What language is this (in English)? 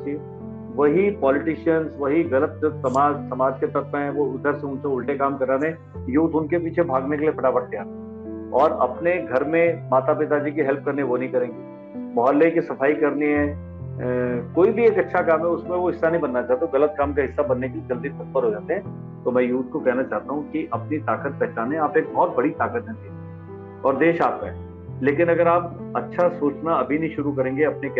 Hindi